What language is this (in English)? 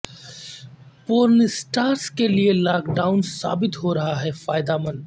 Urdu